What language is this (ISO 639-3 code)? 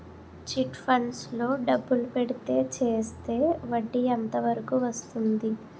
tel